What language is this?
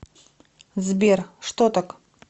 Russian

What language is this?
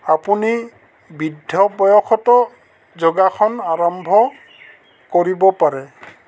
Assamese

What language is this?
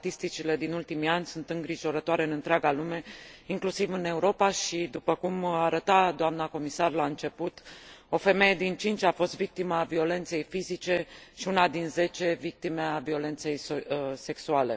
Romanian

